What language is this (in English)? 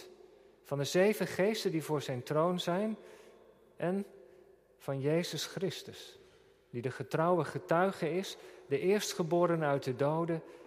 Dutch